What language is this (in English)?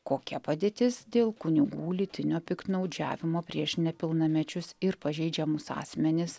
Lithuanian